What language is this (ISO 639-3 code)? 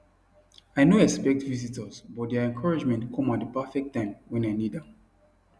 pcm